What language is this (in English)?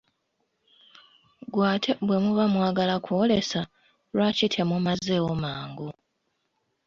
Ganda